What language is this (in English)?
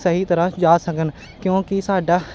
Punjabi